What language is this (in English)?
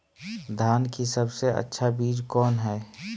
Magahi